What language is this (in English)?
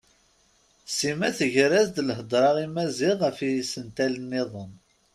Kabyle